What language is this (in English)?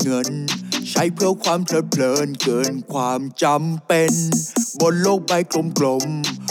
Thai